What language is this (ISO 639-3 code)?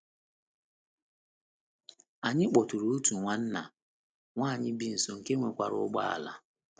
ibo